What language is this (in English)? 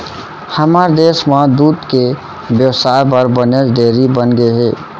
Chhattisgarhi